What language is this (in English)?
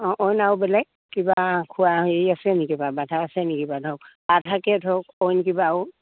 Assamese